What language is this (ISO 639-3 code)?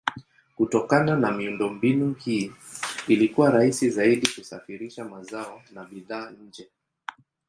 swa